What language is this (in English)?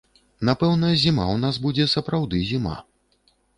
Belarusian